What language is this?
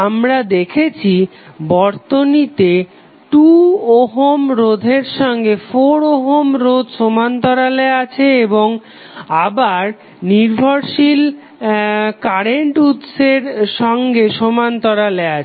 Bangla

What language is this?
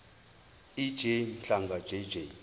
Zulu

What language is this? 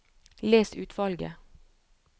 Norwegian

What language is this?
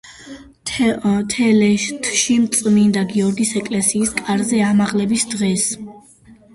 Georgian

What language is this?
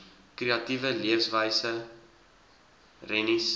Afrikaans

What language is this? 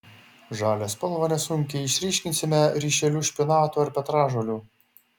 Lithuanian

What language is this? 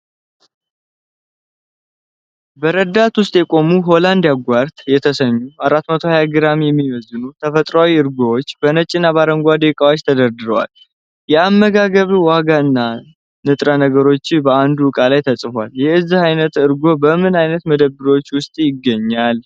Amharic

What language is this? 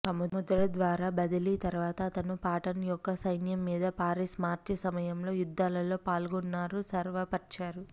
Telugu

